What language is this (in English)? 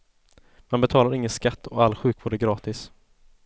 Swedish